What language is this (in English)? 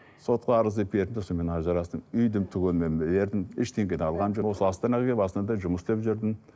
Kazakh